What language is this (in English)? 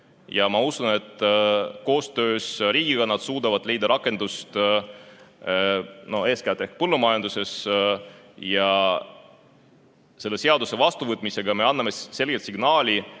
Estonian